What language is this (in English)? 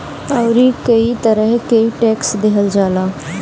Bhojpuri